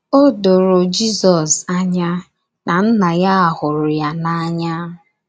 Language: Igbo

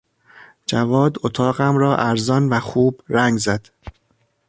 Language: Persian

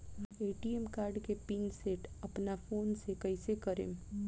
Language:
Bhojpuri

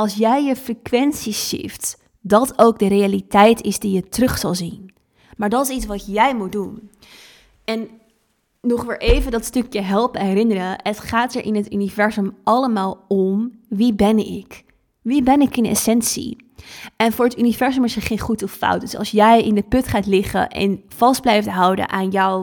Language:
Dutch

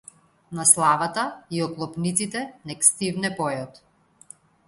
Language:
Macedonian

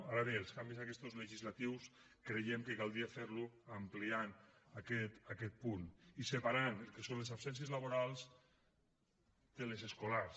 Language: Catalan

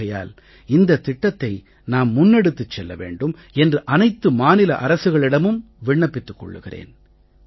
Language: Tamil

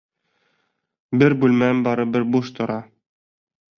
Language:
Bashkir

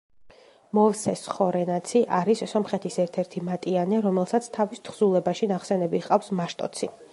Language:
Georgian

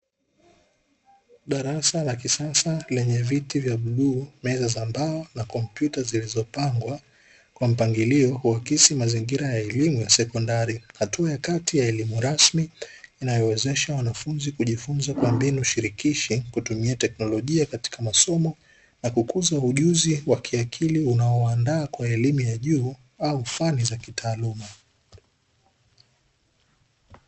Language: Swahili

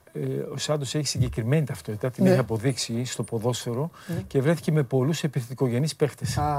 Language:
Greek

